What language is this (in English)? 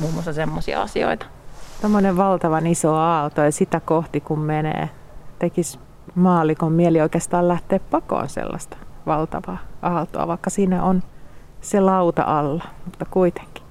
Finnish